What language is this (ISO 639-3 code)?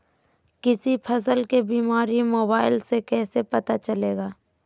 mag